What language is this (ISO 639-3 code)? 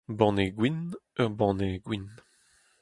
bre